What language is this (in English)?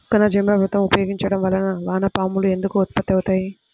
Telugu